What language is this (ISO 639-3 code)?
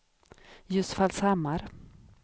swe